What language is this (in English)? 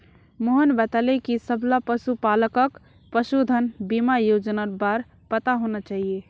Magahi